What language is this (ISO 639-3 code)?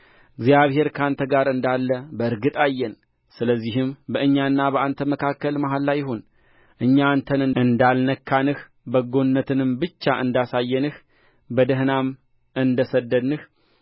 amh